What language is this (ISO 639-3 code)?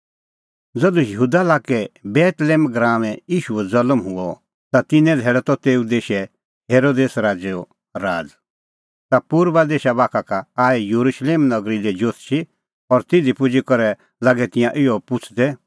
kfx